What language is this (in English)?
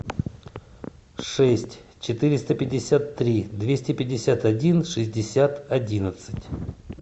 Russian